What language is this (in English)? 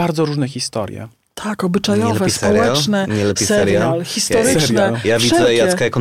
Polish